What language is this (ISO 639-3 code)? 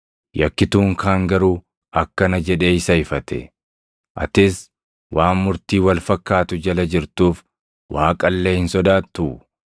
orm